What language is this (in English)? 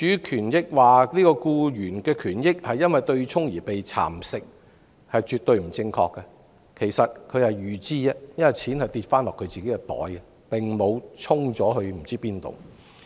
Cantonese